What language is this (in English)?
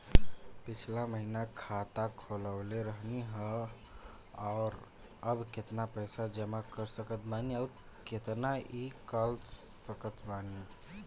Bhojpuri